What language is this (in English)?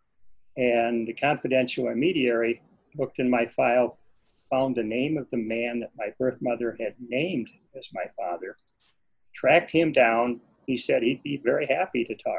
English